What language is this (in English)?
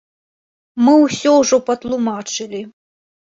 Belarusian